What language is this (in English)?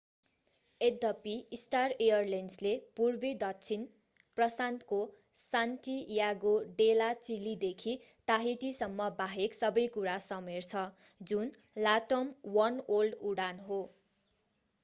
Nepali